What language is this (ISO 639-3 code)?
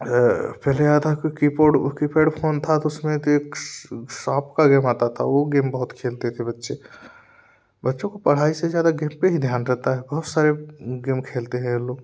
hin